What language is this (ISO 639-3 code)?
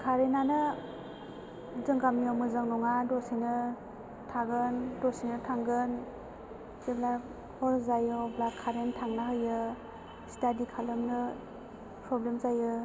brx